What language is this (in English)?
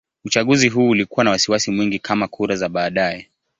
Swahili